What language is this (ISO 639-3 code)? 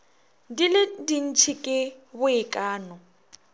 nso